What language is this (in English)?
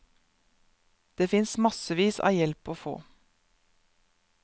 Norwegian